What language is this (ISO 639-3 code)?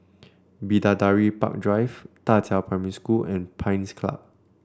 eng